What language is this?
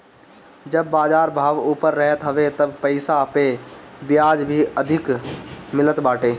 Bhojpuri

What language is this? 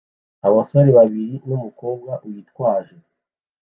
Kinyarwanda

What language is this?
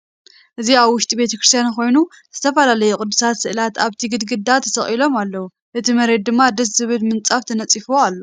Tigrinya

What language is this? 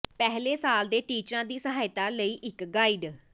Punjabi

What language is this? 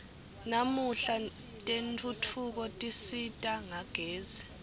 Swati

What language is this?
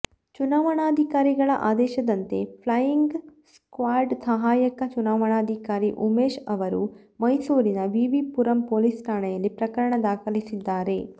Kannada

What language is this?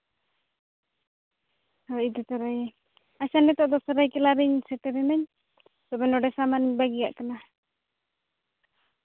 Santali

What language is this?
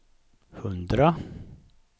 Swedish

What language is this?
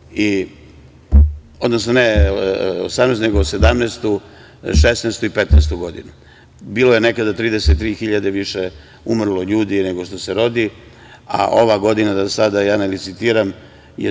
Serbian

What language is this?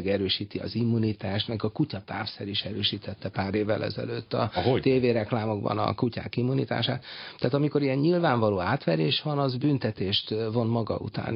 Hungarian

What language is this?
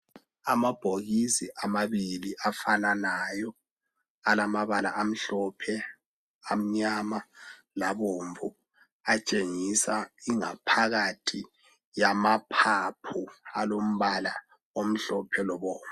North Ndebele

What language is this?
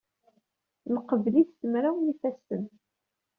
Kabyle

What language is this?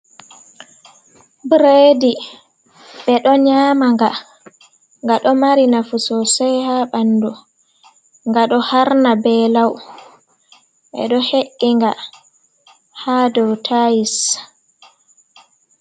Fula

